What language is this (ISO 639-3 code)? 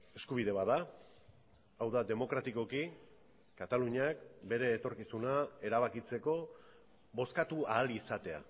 eus